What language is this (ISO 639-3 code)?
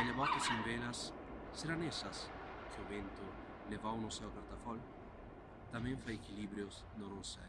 glg